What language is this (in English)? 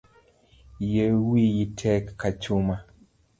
Luo (Kenya and Tanzania)